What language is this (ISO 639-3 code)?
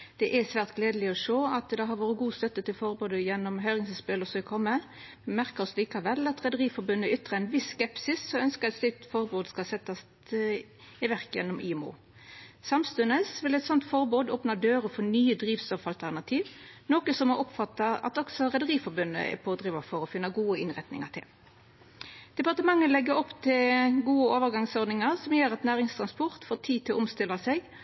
nno